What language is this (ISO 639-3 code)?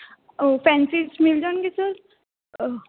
pan